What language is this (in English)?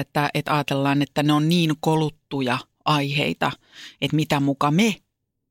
Finnish